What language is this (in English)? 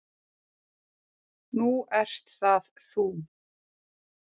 Icelandic